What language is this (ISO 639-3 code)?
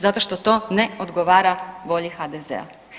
hrv